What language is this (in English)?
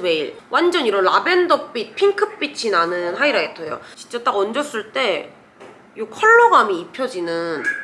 Korean